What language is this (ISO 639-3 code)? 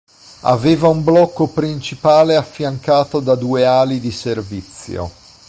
ita